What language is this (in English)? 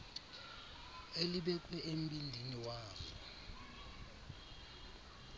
Xhosa